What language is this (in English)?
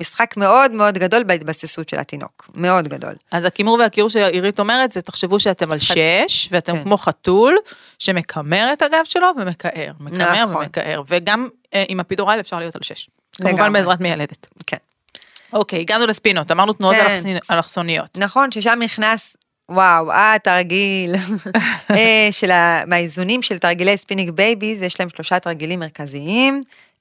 Hebrew